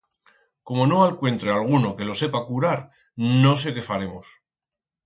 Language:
Aragonese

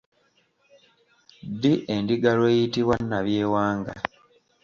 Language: Ganda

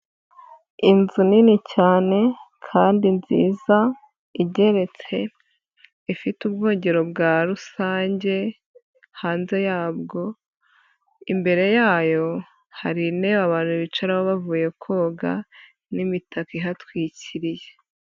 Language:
Kinyarwanda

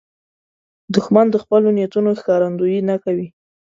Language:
Pashto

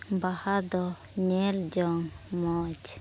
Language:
Santali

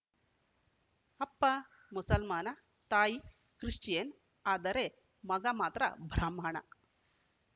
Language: Kannada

